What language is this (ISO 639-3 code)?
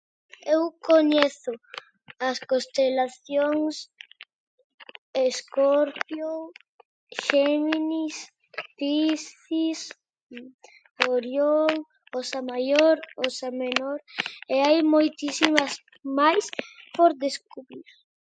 glg